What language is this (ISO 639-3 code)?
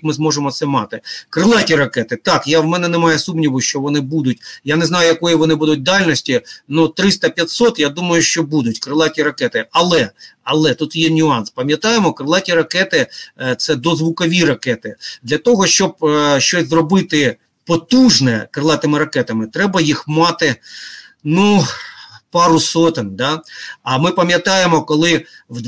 ukr